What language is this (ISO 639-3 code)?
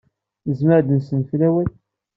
kab